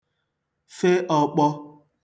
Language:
Igbo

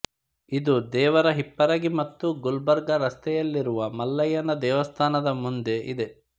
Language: Kannada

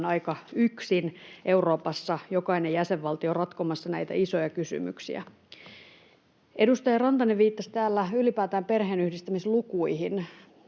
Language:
Finnish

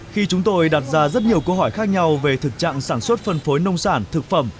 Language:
Vietnamese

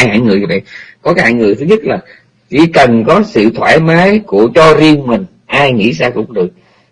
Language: Vietnamese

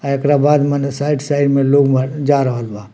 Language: Bhojpuri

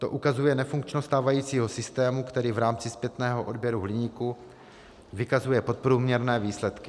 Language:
Czech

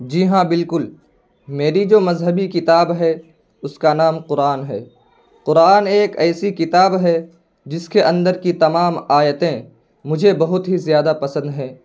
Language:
Urdu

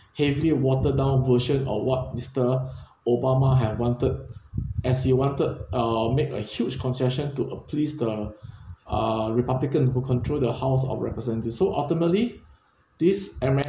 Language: English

